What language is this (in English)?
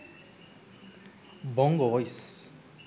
Sinhala